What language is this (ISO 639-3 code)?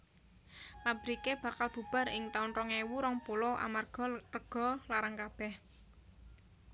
jav